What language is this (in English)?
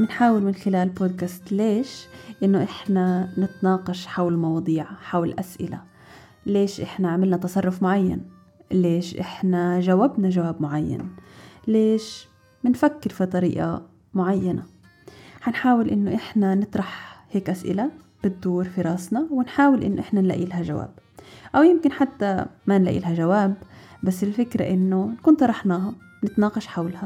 Arabic